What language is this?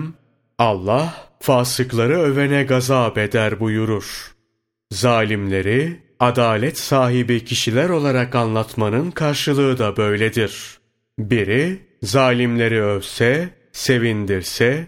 Turkish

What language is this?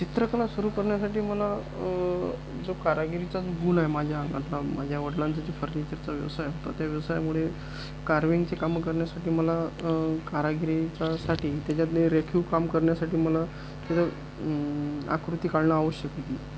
Marathi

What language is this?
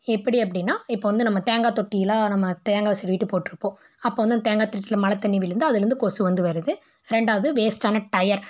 Tamil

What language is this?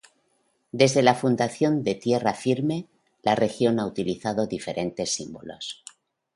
Spanish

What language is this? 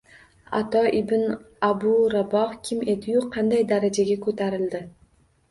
Uzbek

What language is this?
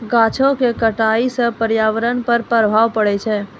Maithili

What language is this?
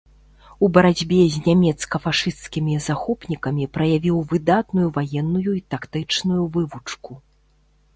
Belarusian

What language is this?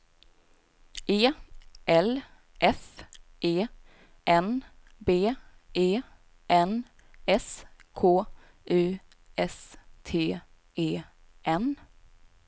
Swedish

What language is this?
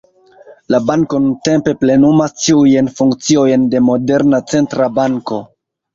Esperanto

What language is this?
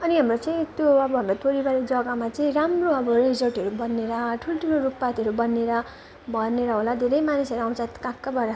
Nepali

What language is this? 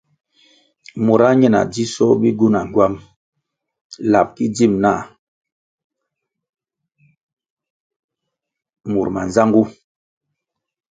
Kwasio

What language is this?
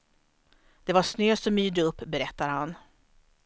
Swedish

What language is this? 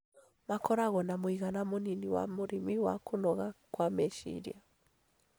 Kikuyu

